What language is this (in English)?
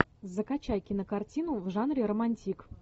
Russian